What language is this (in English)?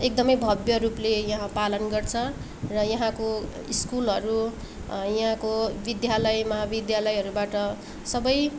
Nepali